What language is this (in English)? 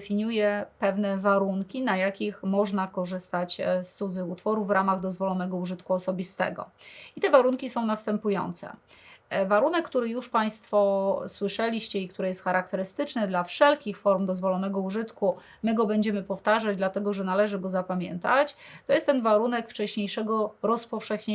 Polish